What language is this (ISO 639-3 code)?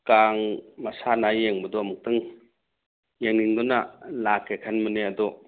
mni